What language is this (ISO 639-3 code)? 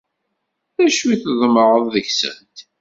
kab